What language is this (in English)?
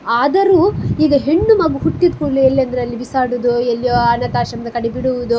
Kannada